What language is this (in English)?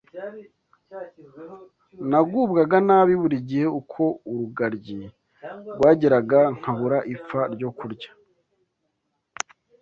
Kinyarwanda